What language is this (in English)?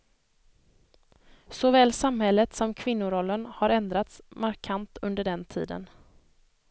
Swedish